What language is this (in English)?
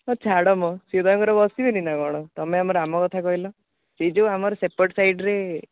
Odia